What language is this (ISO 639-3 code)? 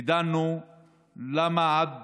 heb